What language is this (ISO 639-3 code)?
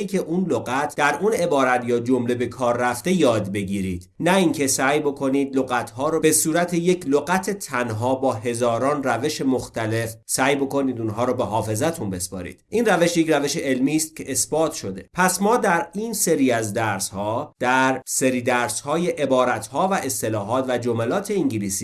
fas